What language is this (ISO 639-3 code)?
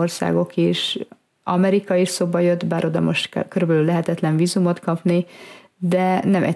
hun